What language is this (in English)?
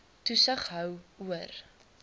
Afrikaans